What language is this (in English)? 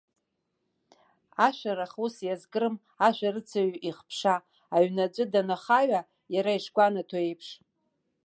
Abkhazian